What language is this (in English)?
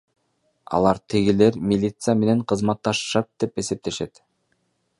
Kyrgyz